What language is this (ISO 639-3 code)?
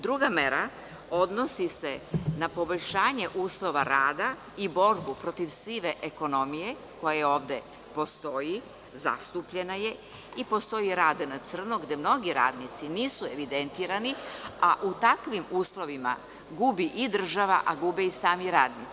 srp